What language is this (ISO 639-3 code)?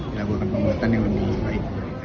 ind